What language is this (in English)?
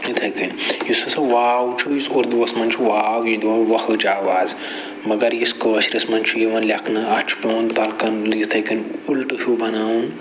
Kashmiri